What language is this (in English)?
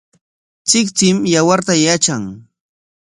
Corongo Ancash Quechua